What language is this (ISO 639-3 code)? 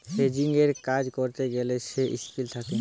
ben